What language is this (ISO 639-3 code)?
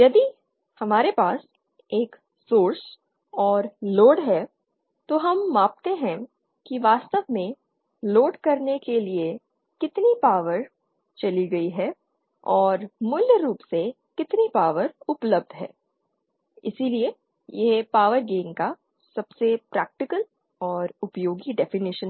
hin